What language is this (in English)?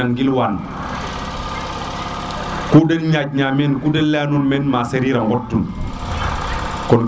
Serer